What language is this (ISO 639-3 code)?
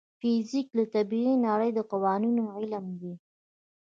pus